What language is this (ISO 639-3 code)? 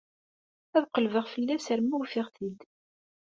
kab